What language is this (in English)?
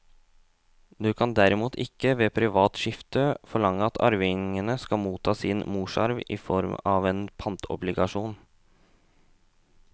Norwegian